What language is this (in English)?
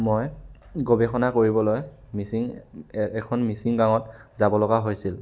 Assamese